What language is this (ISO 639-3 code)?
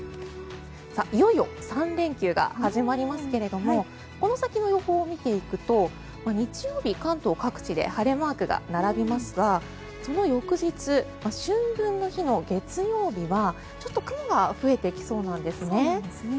jpn